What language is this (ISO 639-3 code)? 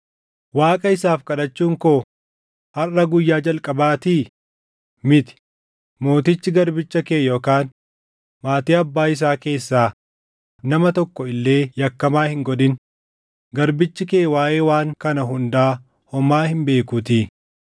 orm